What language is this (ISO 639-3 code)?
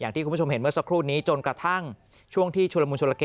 tha